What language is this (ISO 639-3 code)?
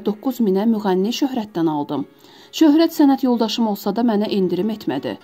tur